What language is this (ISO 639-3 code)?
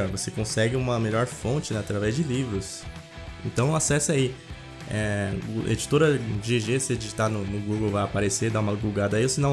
por